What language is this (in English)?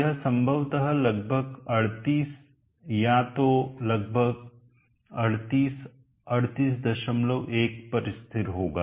Hindi